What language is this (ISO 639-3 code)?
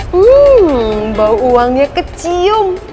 ind